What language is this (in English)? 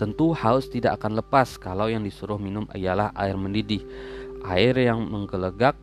Indonesian